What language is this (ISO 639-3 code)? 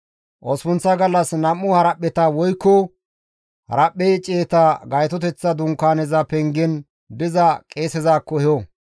gmv